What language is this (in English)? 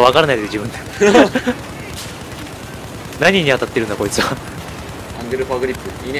Japanese